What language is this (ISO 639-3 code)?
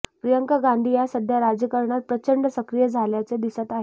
mar